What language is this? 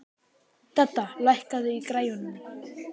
Icelandic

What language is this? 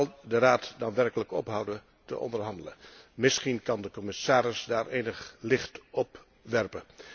Dutch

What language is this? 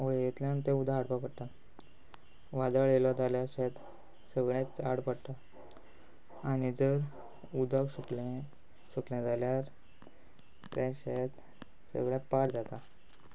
Konkani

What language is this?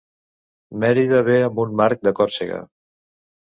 Catalan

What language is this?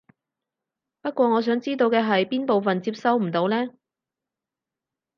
Cantonese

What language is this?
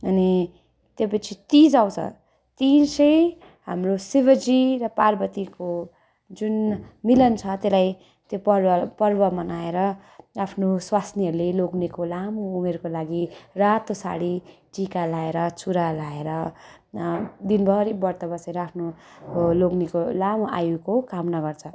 Nepali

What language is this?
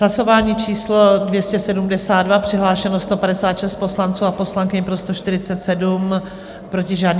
Czech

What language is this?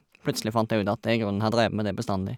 Norwegian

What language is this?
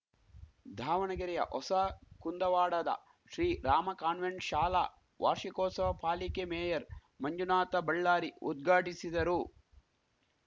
Kannada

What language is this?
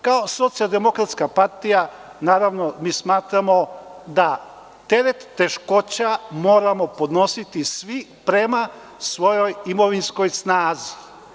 Serbian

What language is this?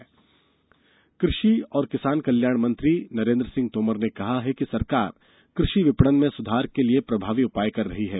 Hindi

